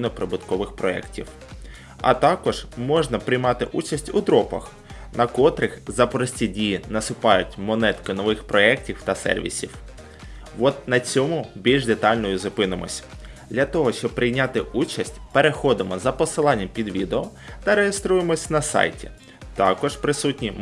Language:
Ukrainian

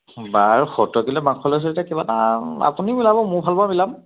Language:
Assamese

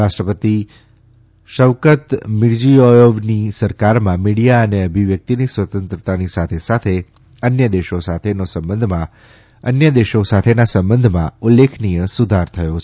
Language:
Gujarati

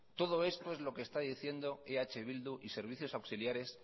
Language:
Spanish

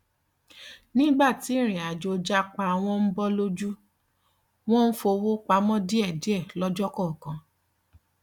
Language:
Yoruba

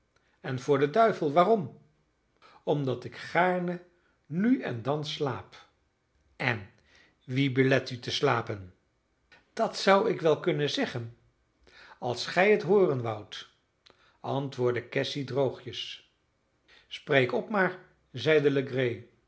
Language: Dutch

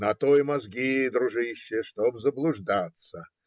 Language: Russian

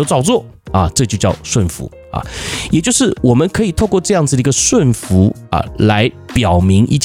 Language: Chinese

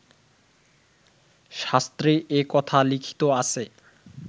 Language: Bangla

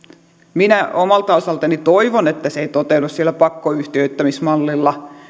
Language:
Finnish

